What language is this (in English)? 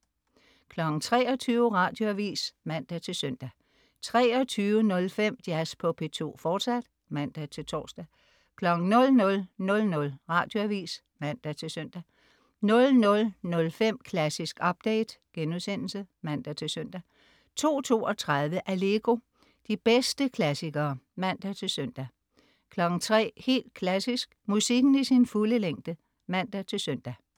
Danish